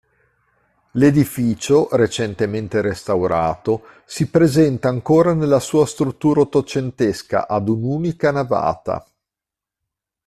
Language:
Italian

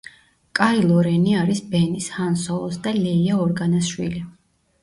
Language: Georgian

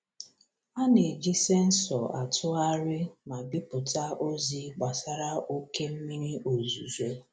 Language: Igbo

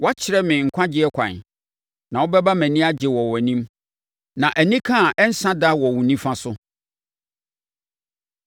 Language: Akan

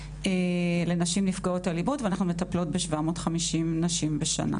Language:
Hebrew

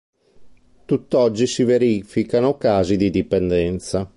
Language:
Italian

